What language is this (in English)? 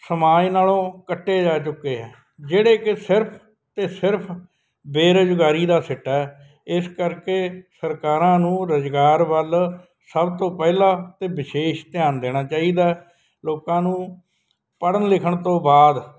Punjabi